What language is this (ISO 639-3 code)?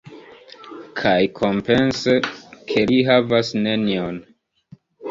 epo